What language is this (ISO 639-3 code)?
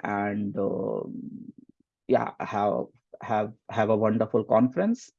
eng